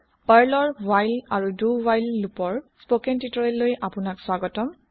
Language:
Assamese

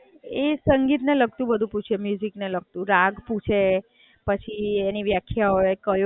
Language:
Gujarati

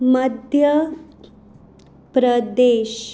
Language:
Konkani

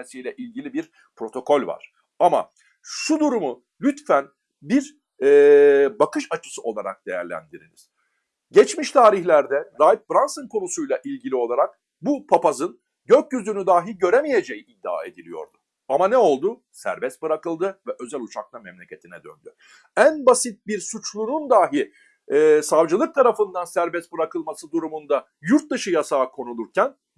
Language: Turkish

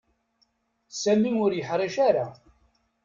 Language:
Kabyle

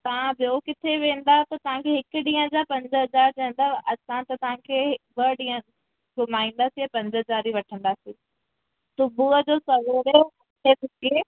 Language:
Sindhi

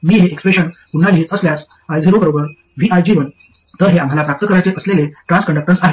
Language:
Marathi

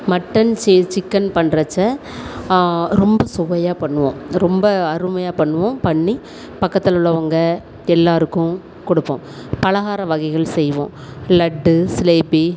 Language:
Tamil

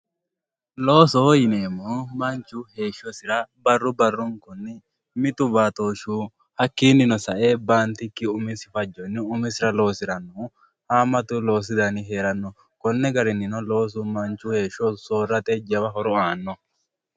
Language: Sidamo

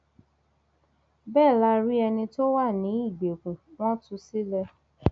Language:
Yoruba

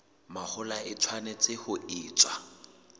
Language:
Southern Sotho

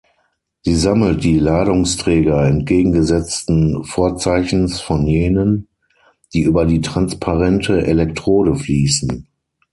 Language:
German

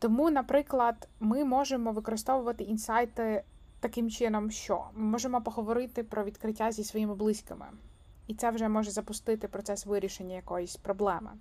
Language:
Ukrainian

